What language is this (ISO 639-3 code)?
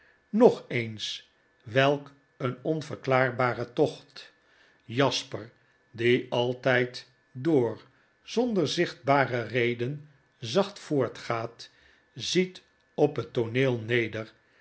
nld